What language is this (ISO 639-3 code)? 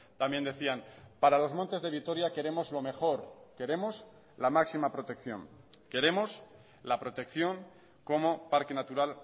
spa